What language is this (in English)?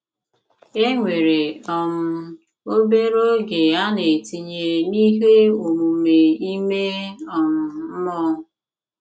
Igbo